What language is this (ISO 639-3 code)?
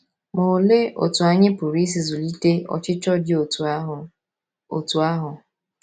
ibo